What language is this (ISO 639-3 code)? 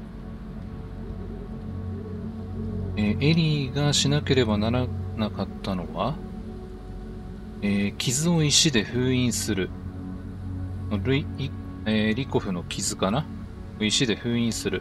jpn